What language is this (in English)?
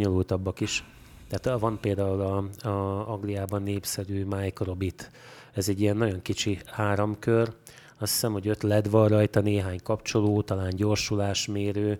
Hungarian